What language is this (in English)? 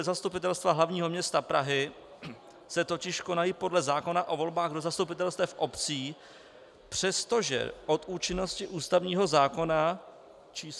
Czech